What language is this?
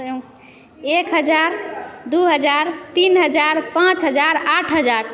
Maithili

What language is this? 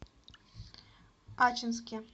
Russian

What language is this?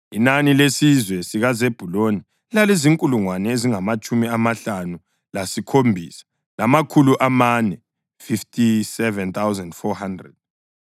North Ndebele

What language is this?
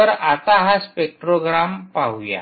Marathi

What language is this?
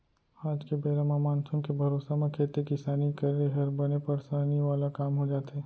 Chhattisgarhi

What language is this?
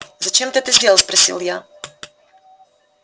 Russian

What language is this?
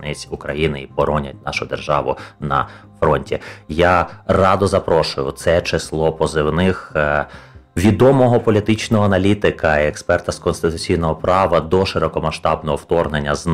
Ukrainian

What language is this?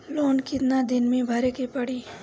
Bhojpuri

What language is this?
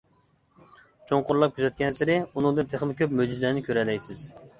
Uyghur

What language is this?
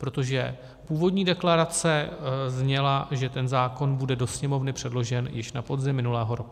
Czech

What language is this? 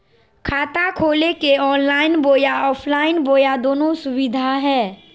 Magahi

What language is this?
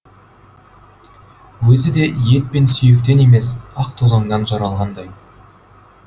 Kazakh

